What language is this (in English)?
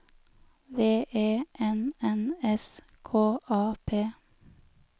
Norwegian